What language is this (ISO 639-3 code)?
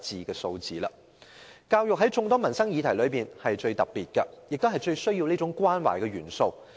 yue